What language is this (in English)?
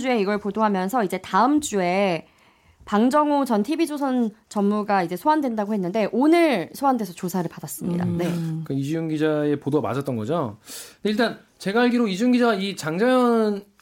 Korean